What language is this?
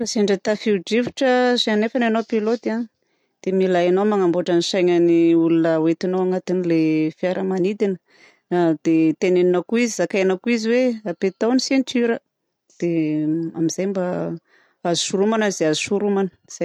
Southern Betsimisaraka Malagasy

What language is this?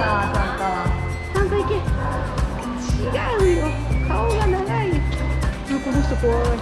Japanese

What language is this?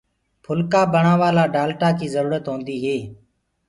Gurgula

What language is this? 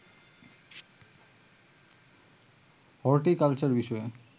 Bangla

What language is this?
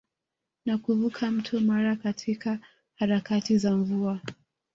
Swahili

